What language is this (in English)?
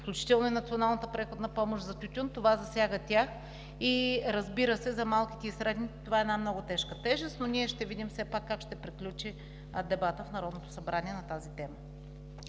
Bulgarian